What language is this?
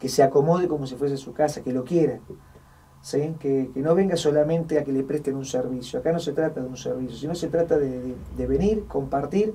Spanish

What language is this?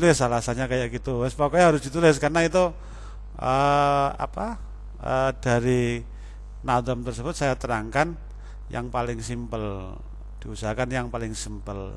Indonesian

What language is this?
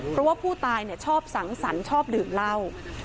Thai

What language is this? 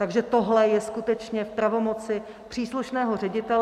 Czech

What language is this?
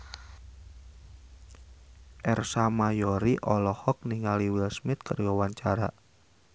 Sundanese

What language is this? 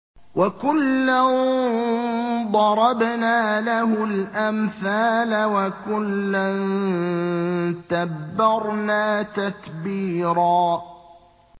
Arabic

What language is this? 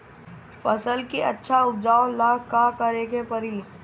Bhojpuri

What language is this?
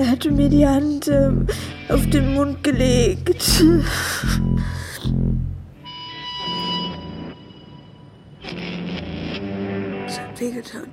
German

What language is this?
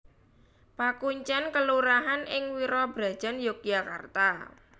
Javanese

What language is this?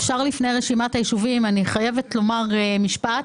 Hebrew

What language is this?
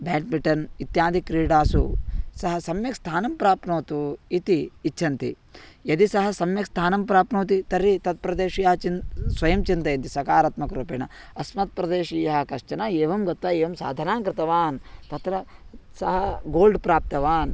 Sanskrit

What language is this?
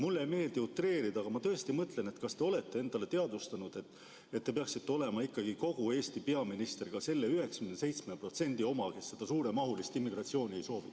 Estonian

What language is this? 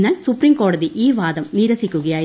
Malayalam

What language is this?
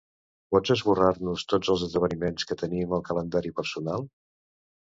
Catalan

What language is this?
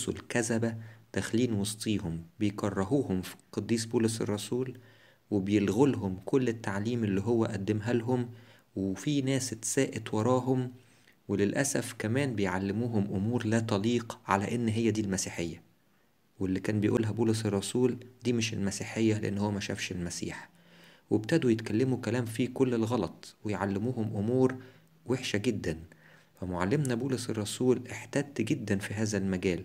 Arabic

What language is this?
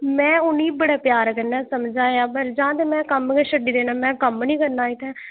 Dogri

